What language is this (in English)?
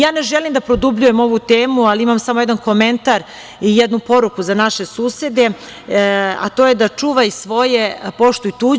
Serbian